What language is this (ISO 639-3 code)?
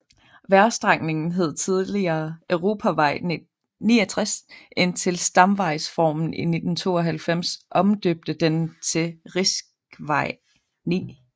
dan